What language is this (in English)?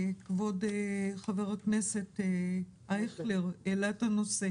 Hebrew